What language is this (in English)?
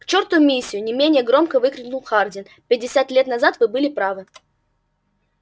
Russian